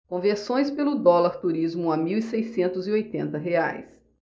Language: Portuguese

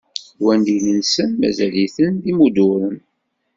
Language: Kabyle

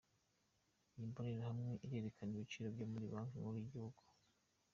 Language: Kinyarwanda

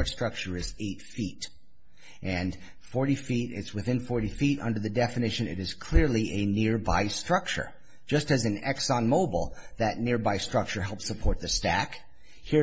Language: English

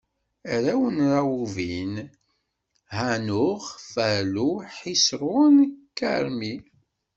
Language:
Kabyle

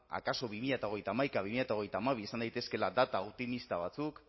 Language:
Basque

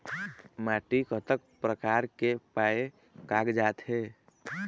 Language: Chhattisgarhi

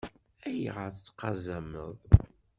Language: Kabyle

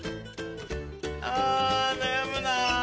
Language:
Japanese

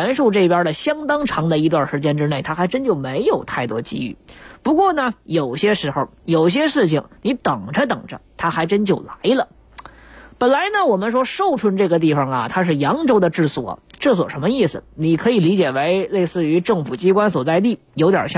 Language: Chinese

